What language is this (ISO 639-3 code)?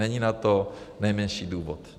ces